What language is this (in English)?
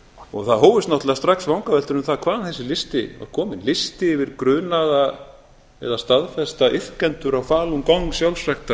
Icelandic